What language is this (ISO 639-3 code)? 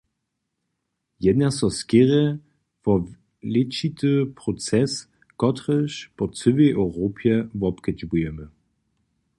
hsb